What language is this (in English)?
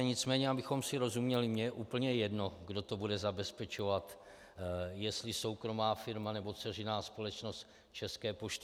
Czech